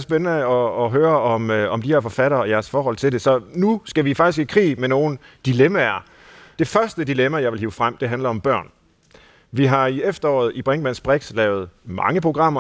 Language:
Danish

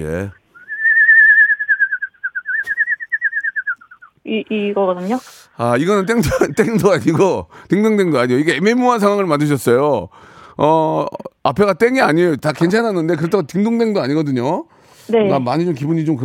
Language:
Korean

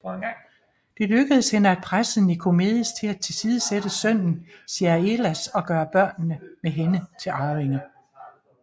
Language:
Danish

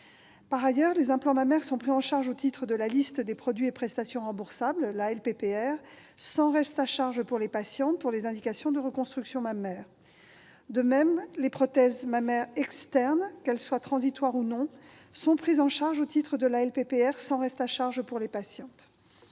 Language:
French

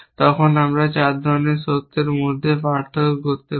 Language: Bangla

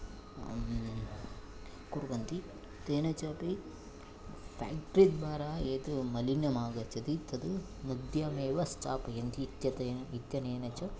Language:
Sanskrit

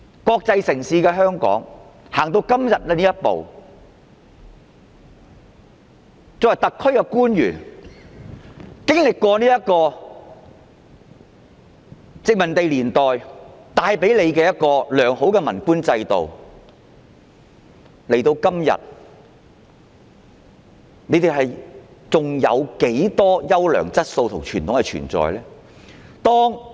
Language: Cantonese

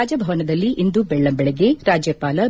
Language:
Kannada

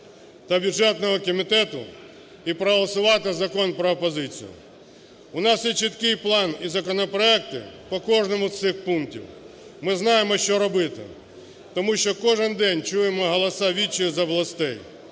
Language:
Ukrainian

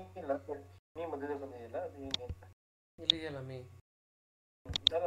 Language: Kannada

